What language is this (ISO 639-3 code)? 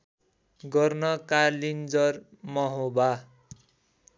nep